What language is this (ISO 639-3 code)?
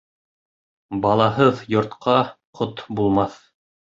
bak